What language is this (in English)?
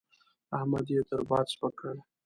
Pashto